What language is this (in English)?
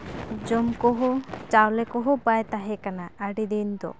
Santali